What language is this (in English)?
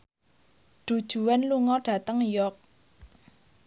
Javanese